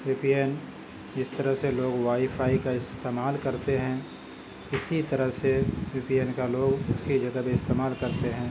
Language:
Urdu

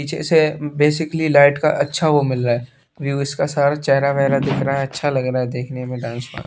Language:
Hindi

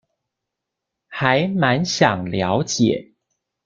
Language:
Chinese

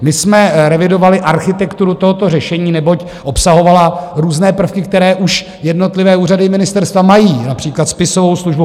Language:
Czech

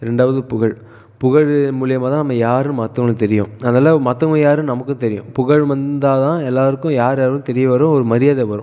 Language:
Tamil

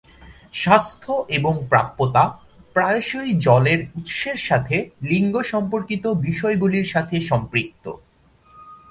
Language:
Bangla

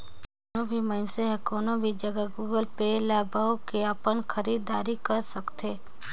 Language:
Chhattisgarhi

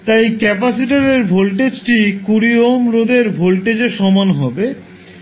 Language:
Bangla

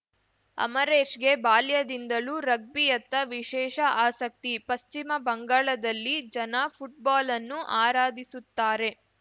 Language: Kannada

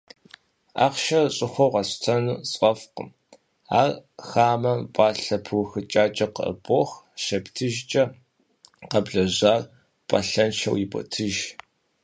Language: Kabardian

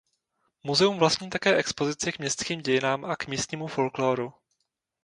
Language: Czech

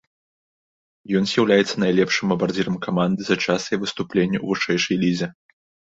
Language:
Belarusian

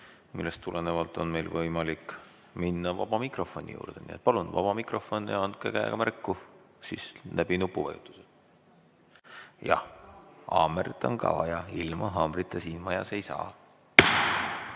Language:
Estonian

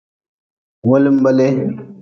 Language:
Nawdm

